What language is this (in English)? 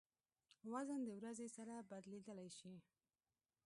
Pashto